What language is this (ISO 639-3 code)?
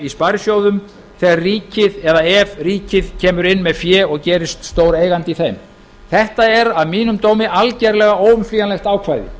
isl